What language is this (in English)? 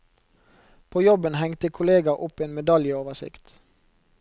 Norwegian